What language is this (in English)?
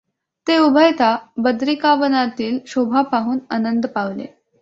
Marathi